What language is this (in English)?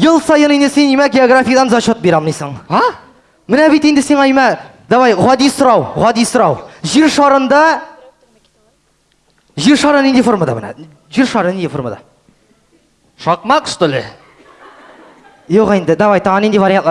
Russian